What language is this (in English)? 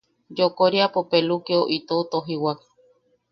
Yaqui